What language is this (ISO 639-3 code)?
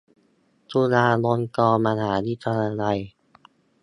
tha